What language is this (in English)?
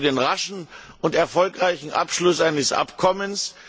German